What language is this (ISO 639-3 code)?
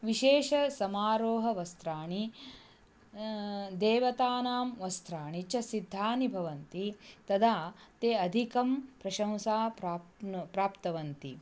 san